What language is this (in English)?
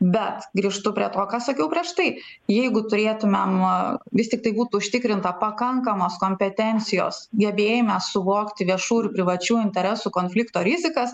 Lithuanian